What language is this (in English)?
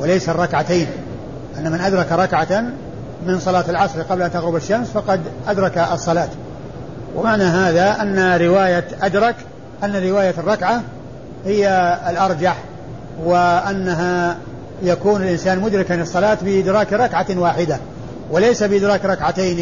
Arabic